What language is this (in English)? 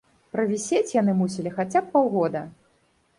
Belarusian